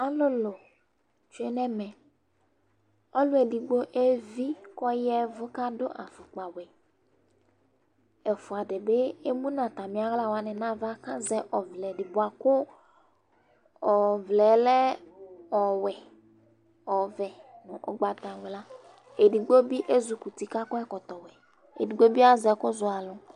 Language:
Ikposo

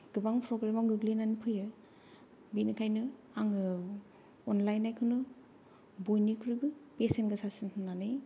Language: Bodo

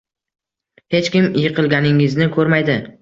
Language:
Uzbek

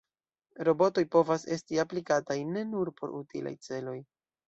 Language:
Esperanto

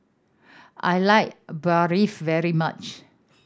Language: English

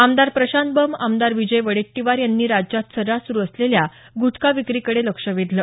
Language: Marathi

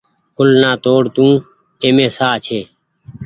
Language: Goaria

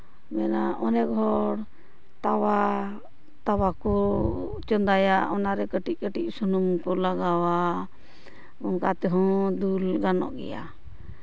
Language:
Santali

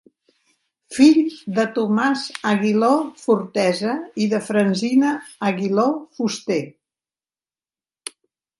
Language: Catalan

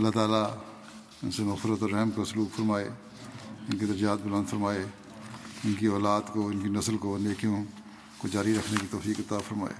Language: Urdu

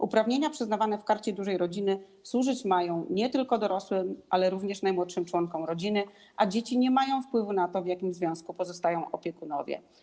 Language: Polish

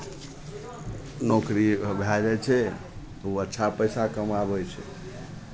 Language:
Maithili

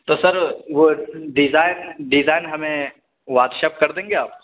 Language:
Urdu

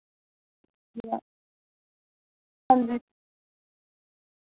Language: Dogri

